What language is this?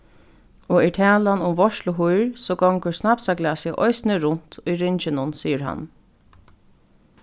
Faroese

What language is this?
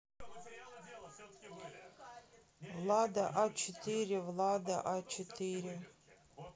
Russian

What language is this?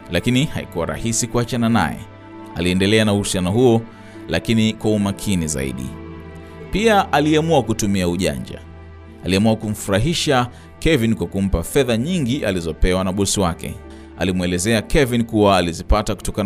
Swahili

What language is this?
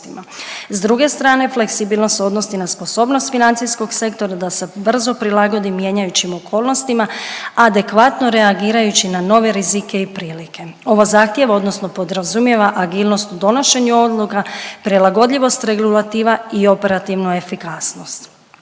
Croatian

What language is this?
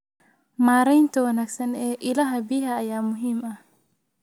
Somali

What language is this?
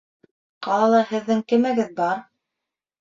Bashkir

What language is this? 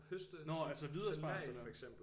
Danish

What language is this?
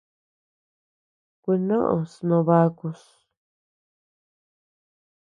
Tepeuxila Cuicatec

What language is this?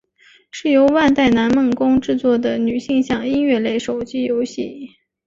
Chinese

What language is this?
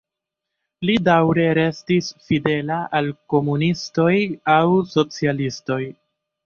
Esperanto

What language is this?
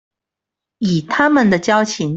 Chinese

